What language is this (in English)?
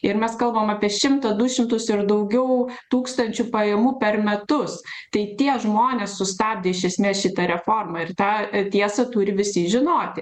Lithuanian